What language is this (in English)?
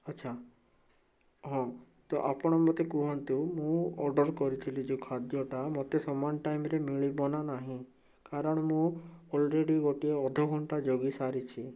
Odia